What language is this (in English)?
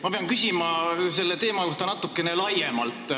Estonian